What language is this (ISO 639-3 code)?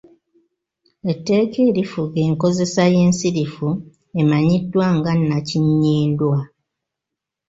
lug